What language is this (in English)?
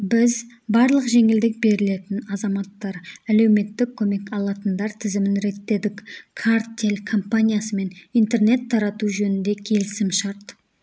Kazakh